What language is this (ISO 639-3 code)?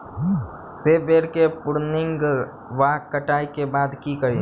mai